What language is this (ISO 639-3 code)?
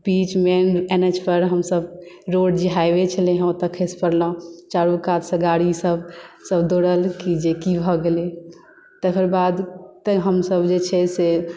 mai